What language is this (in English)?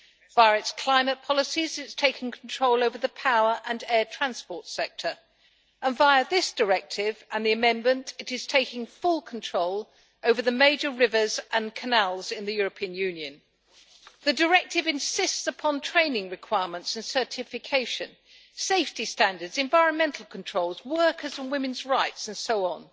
English